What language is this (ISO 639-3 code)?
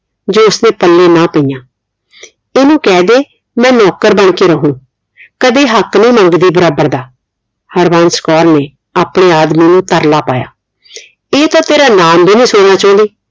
pan